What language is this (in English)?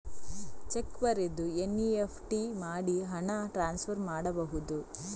Kannada